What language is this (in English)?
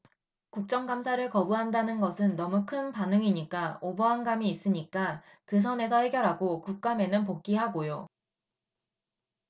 Korean